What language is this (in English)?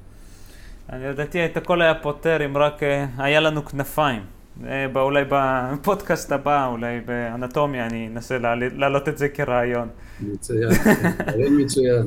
Hebrew